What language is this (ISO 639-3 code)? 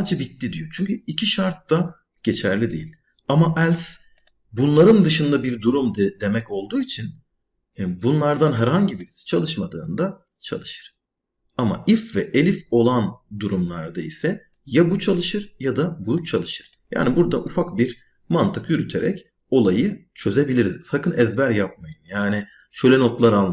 tur